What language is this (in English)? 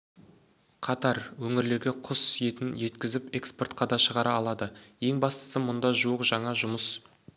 Kazakh